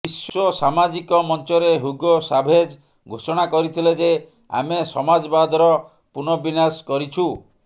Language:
Odia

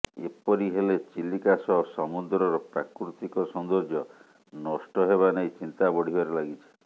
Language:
Odia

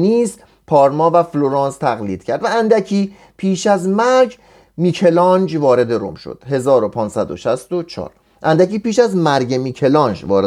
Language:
Persian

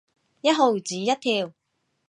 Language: Cantonese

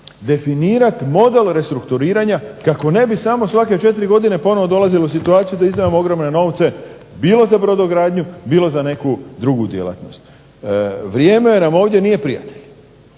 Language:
Croatian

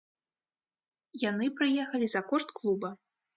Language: Belarusian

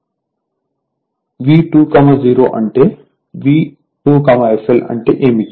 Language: Telugu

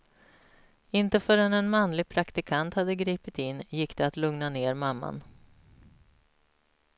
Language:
Swedish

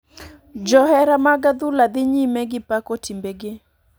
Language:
Luo (Kenya and Tanzania)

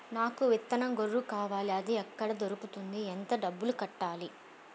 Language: Telugu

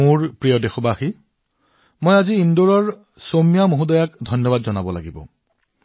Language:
Assamese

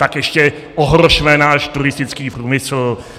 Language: Czech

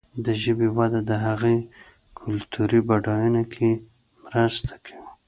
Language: Pashto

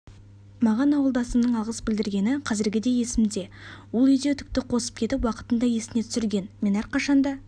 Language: Kazakh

